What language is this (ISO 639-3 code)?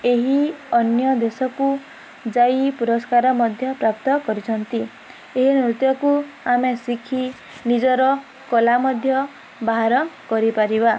ori